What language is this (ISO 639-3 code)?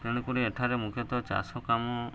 ori